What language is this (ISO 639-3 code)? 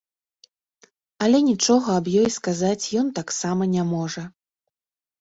bel